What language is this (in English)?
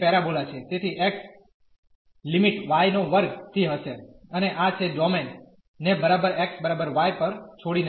Gujarati